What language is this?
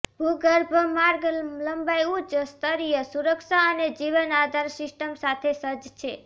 Gujarati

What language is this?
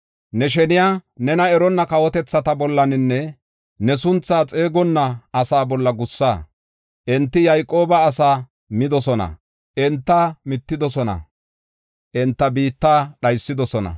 Gofa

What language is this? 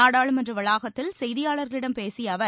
Tamil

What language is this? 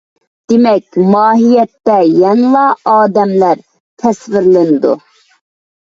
Uyghur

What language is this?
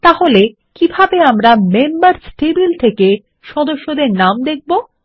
Bangla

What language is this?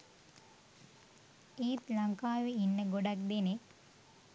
Sinhala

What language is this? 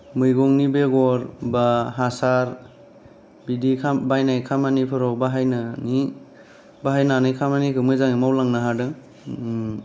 Bodo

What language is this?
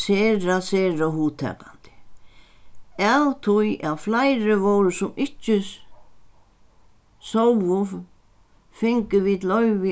Faroese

